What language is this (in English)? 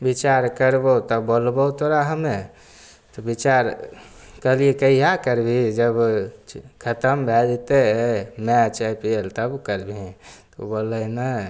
Maithili